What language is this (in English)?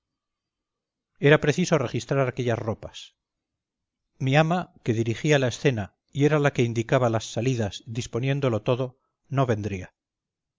Spanish